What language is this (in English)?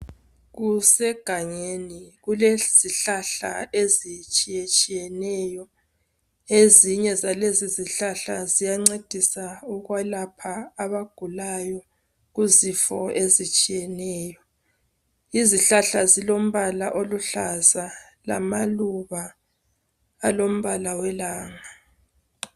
North Ndebele